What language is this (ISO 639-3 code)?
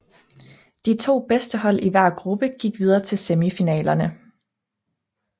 dan